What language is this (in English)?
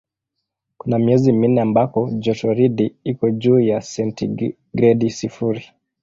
Swahili